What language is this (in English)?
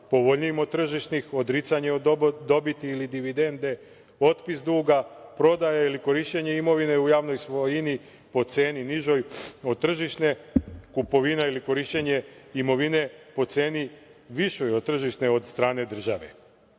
Serbian